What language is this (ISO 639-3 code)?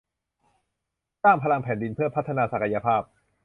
tha